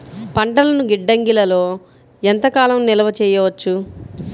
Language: Telugu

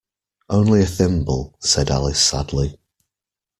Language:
English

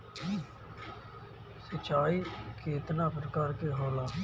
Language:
Bhojpuri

